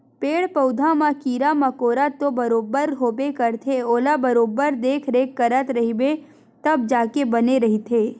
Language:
Chhattisgarhi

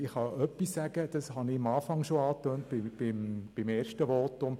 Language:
Swiss German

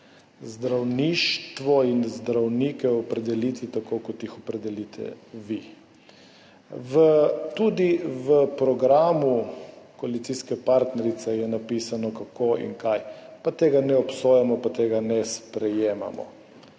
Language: Slovenian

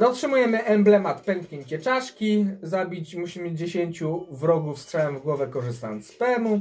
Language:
Polish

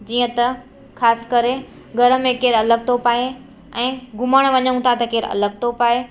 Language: Sindhi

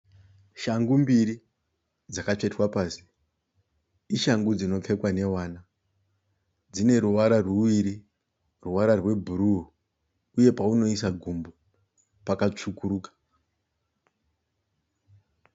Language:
Shona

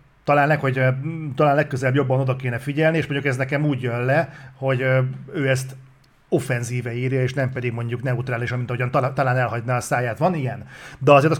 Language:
Hungarian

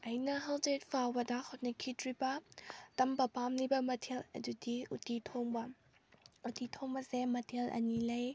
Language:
Manipuri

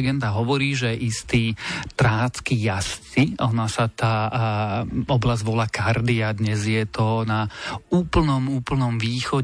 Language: Slovak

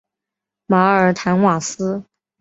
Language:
Chinese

